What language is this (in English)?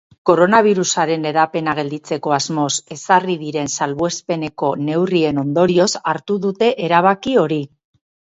Basque